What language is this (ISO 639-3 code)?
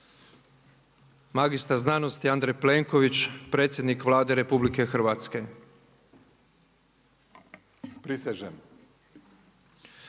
hrv